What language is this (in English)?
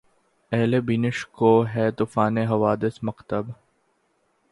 Urdu